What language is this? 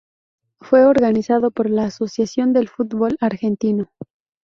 Spanish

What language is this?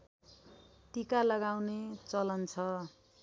Nepali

